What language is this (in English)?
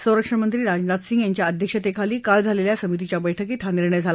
Marathi